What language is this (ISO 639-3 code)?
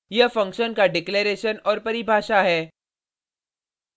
hin